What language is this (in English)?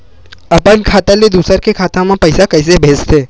Chhattisgarhi